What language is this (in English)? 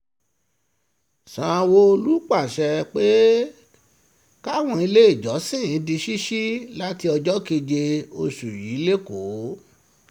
Yoruba